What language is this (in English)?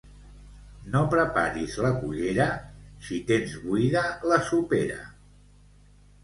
Catalan